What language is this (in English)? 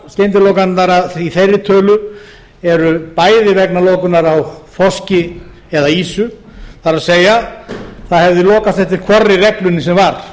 Icelandic